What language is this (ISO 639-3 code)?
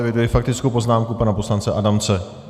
ces